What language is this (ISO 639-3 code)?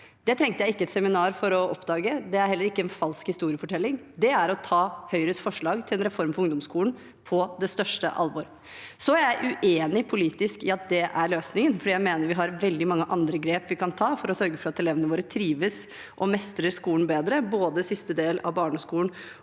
nor